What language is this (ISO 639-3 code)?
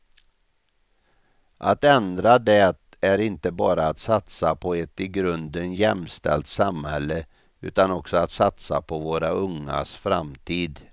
swe